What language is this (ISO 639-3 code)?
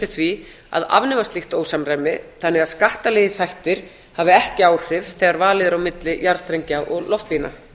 isl